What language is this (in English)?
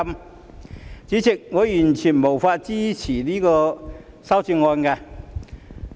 Cantonese